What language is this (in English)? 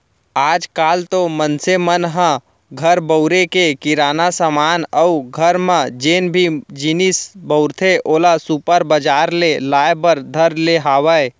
Chhattisgarhi